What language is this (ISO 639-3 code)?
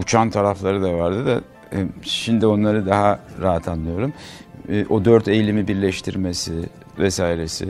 tur